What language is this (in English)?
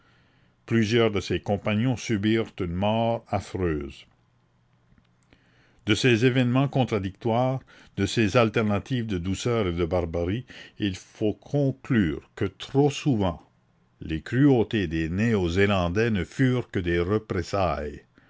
French